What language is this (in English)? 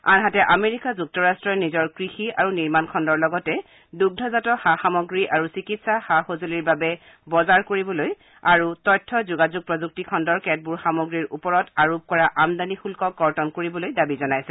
Assamese